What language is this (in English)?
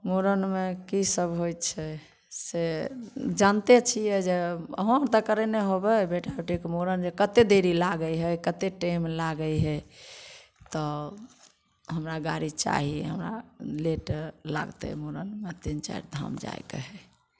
Maithili